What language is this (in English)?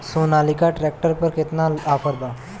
Bhojpuri